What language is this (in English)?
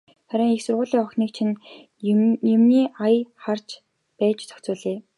Mongolian